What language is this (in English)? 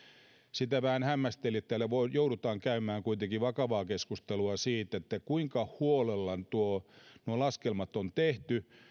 Finnish